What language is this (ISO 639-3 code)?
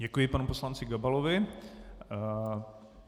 ces